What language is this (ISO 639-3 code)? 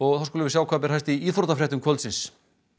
isl